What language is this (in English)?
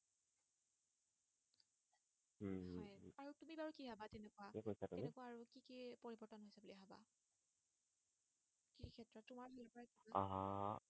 Assamese